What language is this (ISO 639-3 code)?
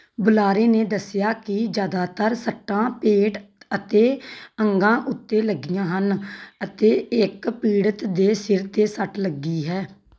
pan